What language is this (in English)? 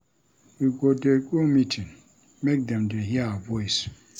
Nigerian Pidgin